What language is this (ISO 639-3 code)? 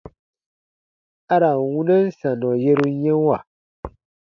bba